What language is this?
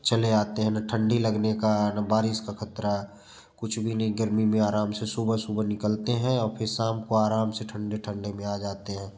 Hindi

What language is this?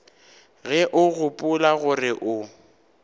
Northern Sotho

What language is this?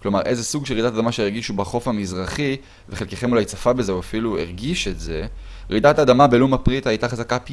Hebrew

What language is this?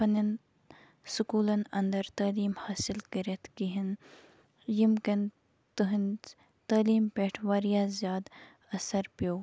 Kashmiri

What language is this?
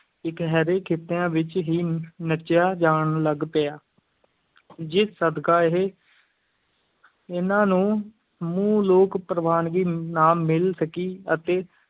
Punjabi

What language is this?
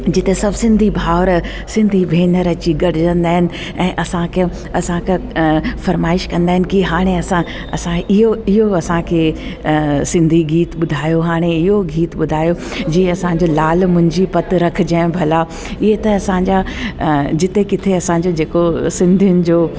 Sindhi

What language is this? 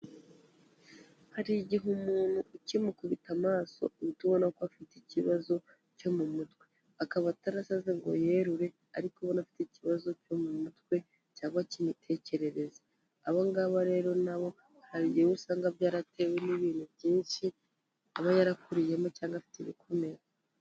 Kinyarwanda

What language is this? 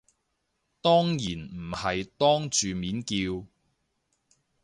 Cantonese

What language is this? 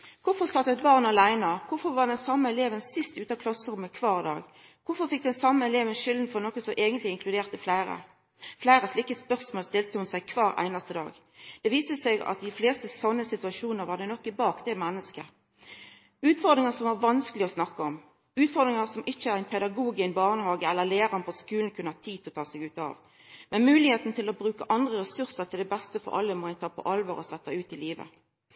Norwegian Nynorsk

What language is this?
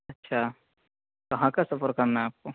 Urdu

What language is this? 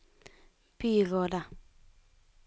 Norwegian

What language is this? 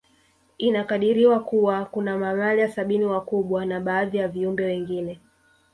Swahili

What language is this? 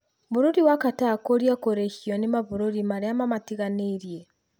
Kikuyu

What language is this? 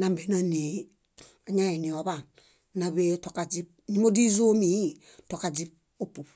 Bayot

